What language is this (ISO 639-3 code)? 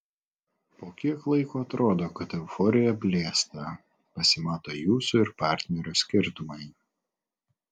lit